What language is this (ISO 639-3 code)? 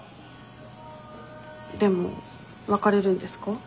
jpn